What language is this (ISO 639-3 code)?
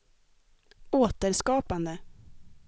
swe